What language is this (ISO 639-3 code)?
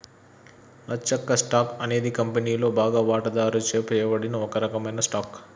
tel